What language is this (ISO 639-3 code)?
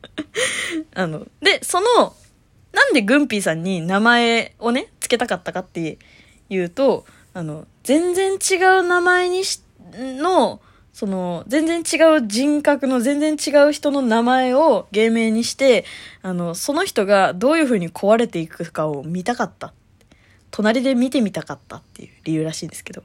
jpn